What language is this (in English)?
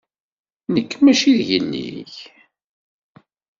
Kabyle